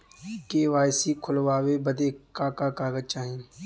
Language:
Bhojpuri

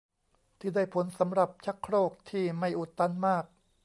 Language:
Thai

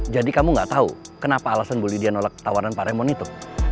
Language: Indonesian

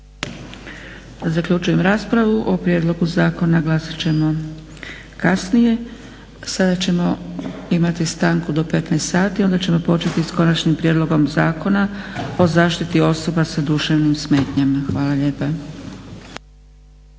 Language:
Croatian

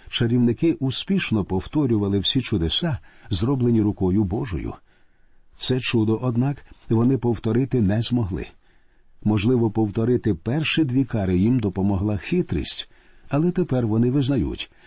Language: Ukrainian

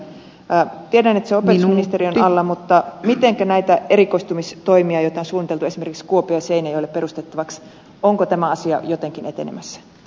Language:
Finnish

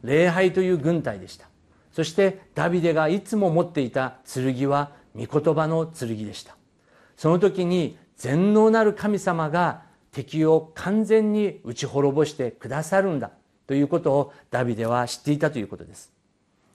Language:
Japanese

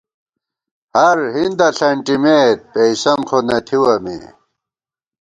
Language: Gawar-Bati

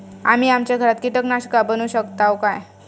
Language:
Marathi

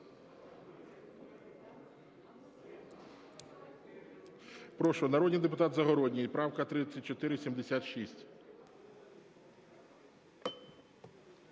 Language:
Ukrainian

